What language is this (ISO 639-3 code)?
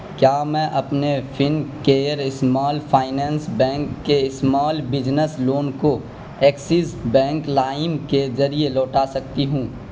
urd